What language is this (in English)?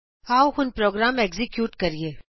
Punjabi